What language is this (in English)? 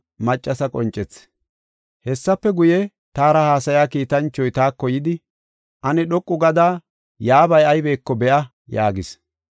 Gofa